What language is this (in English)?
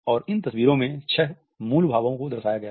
Hindi